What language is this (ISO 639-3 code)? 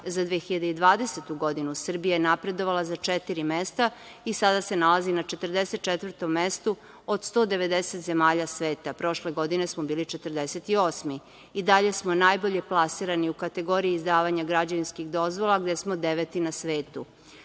srp